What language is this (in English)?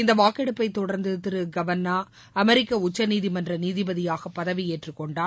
Tamil